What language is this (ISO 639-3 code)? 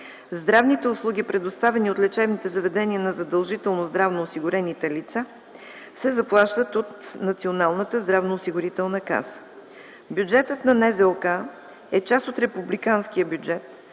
bul